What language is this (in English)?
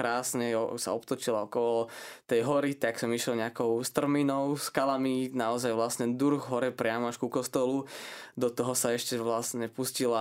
Slovak